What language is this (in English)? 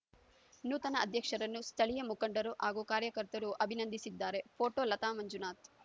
Kannada